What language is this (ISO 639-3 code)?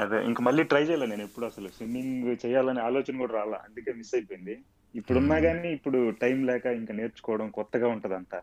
tel